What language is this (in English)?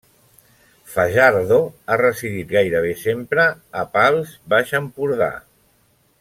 Catalan